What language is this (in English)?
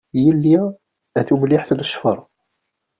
Kabyle